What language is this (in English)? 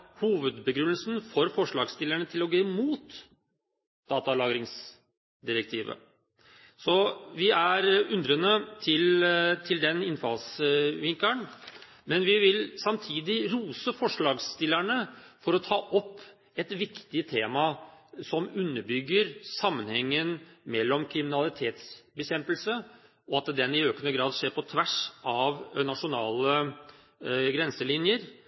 Norwegian Bokmål